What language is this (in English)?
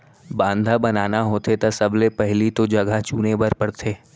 Chhattisgarhi